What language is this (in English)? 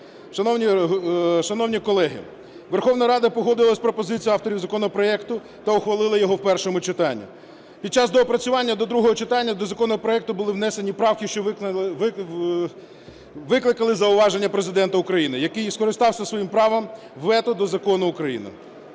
Ukrainian